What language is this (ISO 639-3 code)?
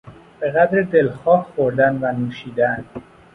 fas